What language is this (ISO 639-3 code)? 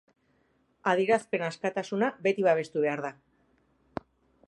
eus